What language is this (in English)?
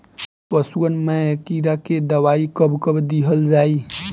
Bhojpuri